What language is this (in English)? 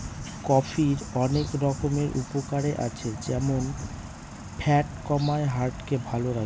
Bangla